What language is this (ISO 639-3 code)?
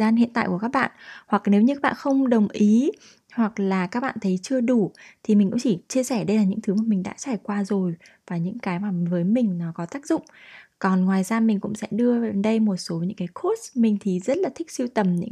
vie